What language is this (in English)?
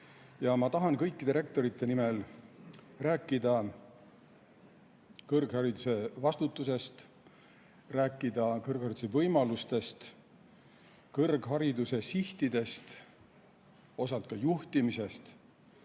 Estonian